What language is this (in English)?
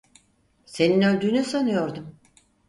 Turkish